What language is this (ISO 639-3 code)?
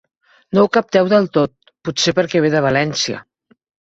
cat